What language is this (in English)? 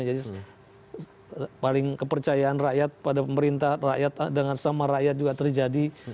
Indonesian